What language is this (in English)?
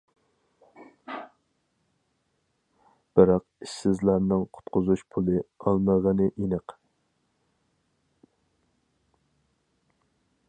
Uyghur